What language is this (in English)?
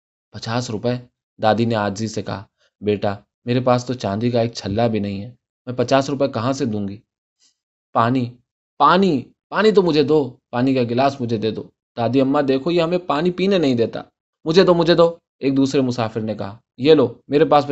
Urdu